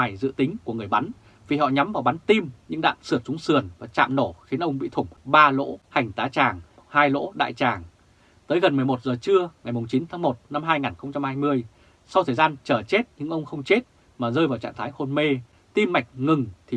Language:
Vietnamese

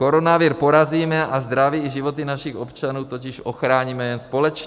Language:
Czech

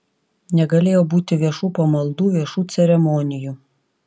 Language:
Lithuanian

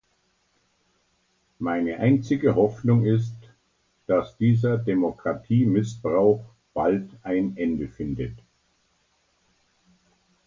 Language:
German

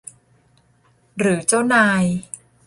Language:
Thai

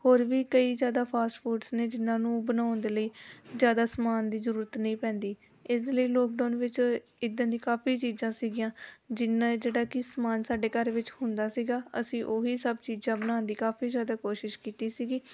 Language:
Punjabi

